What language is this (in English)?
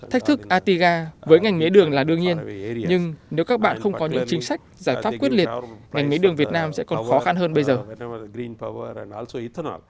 Vietnamese